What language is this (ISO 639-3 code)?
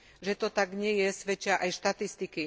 slk